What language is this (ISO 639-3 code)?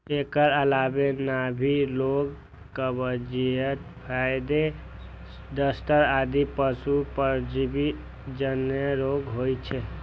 mai